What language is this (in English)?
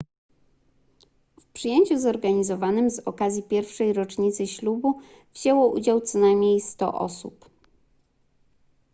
Polish